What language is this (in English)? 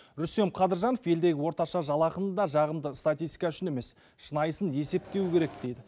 Kazakh